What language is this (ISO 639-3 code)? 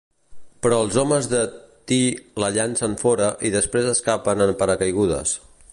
cat